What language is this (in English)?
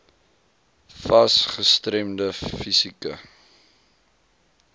Afrikaans